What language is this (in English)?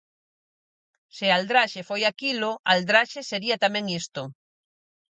Galician